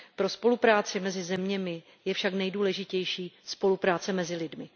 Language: Czech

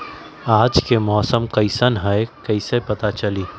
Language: Magahi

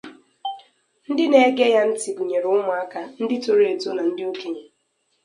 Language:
Igbo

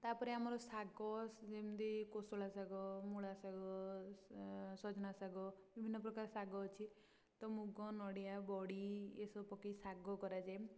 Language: Odia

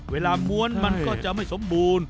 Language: Thai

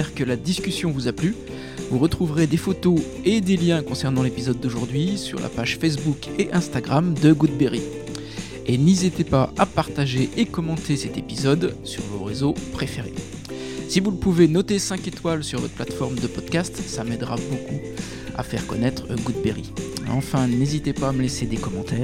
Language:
French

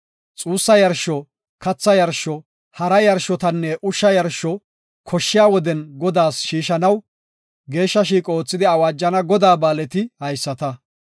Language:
Gofa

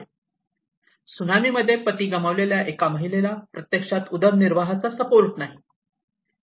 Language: Marathi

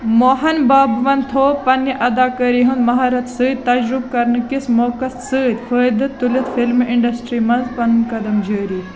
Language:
Kashmiri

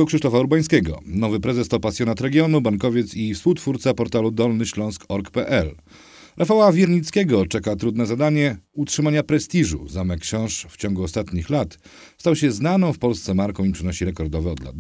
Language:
Polish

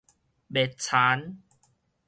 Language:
Min Nan Chinese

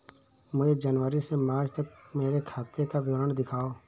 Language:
Hindi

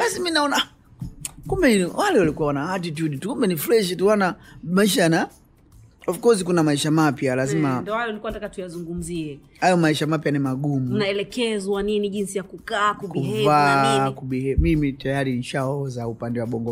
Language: Swahili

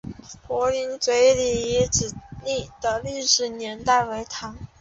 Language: Chinese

